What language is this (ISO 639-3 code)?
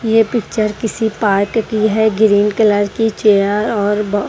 hin